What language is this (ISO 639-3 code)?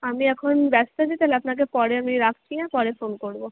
ben